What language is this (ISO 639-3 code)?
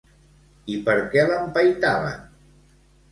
cat